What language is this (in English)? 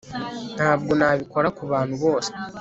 Kinyarwanda